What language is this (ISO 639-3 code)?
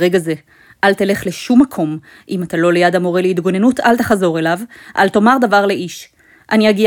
heb